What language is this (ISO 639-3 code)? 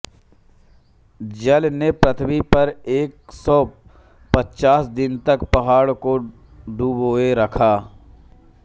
hin